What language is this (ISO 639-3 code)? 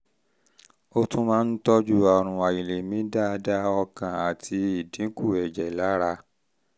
yor